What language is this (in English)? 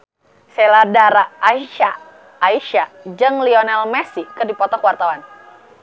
Sundanese